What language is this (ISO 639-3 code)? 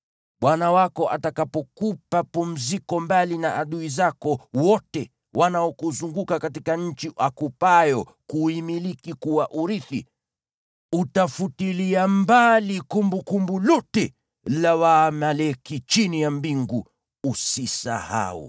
swa